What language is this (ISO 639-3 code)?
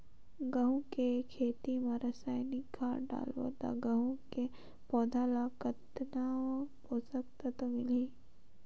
hne